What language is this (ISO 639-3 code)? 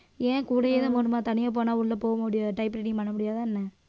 tam